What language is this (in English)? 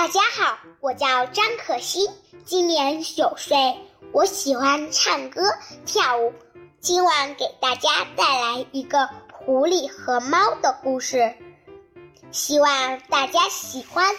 Chinese